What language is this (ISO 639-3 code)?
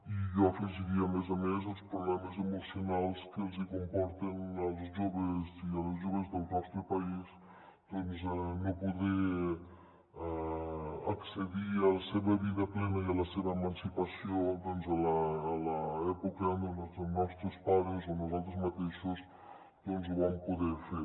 cat